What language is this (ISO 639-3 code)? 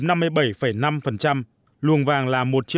vie